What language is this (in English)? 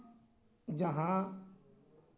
Santali